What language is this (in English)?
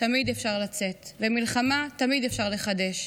Hebrew